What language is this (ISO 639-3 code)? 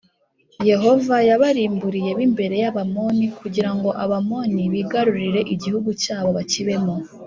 kin